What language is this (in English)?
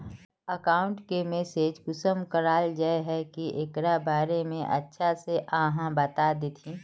Magahi